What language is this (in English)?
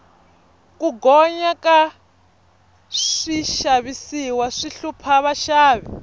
Tsonga